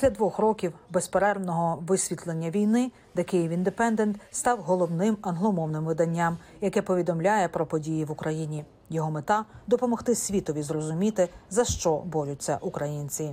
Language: Ukrainian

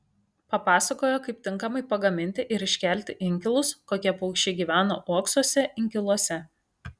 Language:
Lithuanian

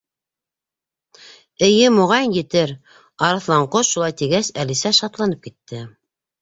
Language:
Bashkir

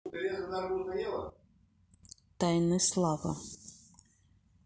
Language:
Russian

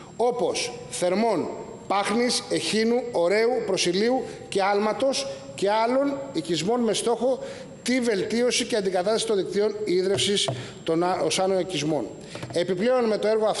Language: Greek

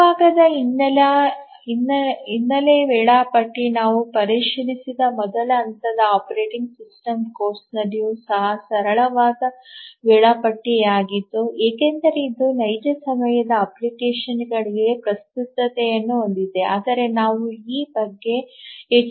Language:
Kannada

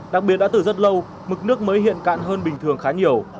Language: Vietnamese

